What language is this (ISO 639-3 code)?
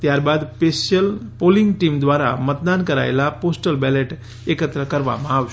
guj